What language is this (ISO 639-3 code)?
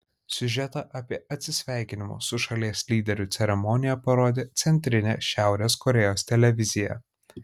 lit